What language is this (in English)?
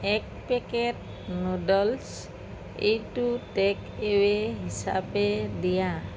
Assamese